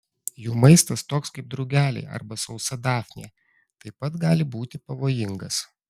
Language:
Lithuanian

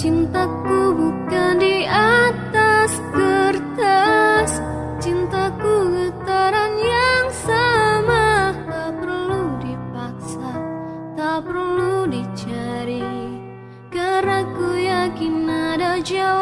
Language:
Indonesian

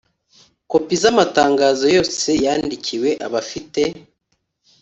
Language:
Kinyarwanda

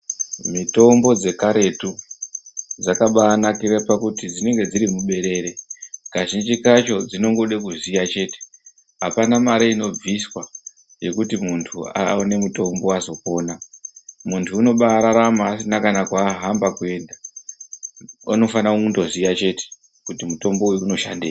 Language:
Ndau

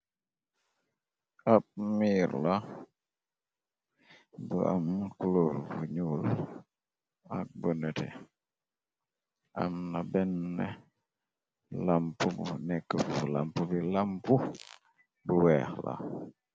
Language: Wolof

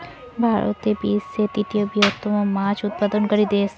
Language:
Bangla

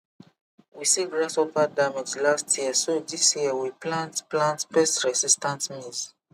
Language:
Nigerian Pidgin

